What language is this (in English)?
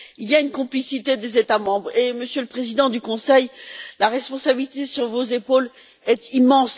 French